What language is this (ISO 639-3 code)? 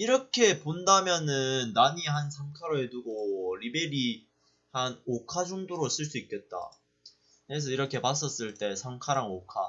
kor